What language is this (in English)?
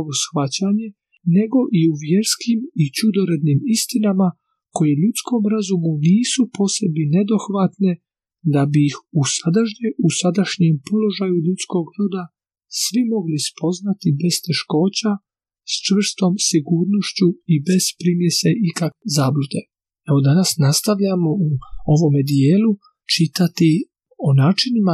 Croatian